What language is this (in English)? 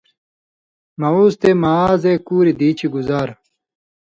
Indus Kohistani